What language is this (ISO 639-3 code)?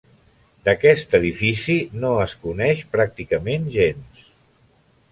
cat